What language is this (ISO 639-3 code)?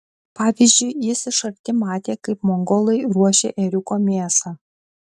lit